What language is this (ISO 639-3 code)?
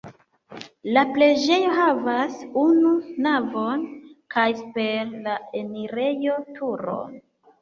epo